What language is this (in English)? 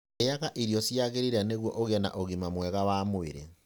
Kikuyu